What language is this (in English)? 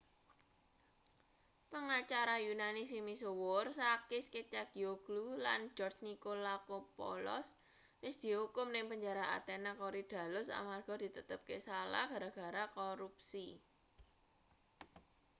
Javanese